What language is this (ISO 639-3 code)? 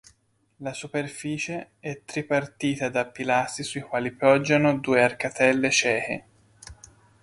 ita